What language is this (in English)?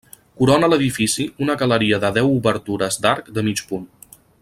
Catalan